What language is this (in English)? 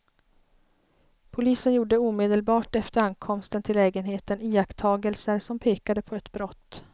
Swedish